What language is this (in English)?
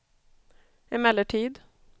Swedish